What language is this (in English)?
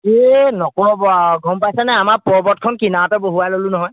Assamese